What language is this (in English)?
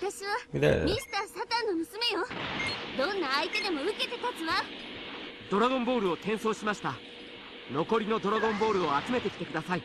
German